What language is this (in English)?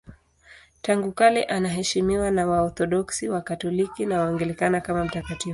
Swahili